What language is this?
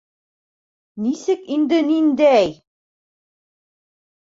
Bashkir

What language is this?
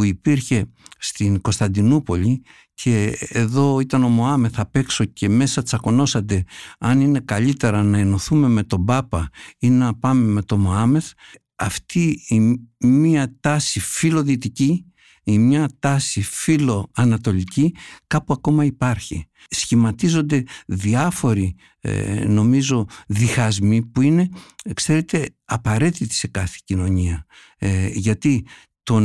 Greek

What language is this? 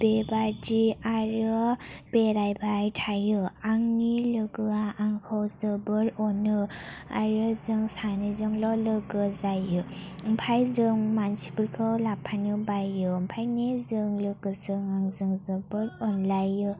Bodo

